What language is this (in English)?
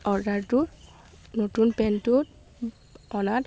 Assamese